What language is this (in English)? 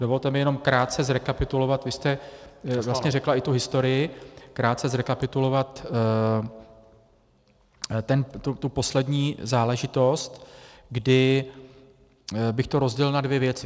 Czech